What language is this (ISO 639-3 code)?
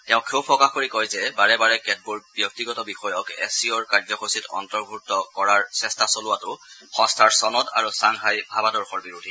asm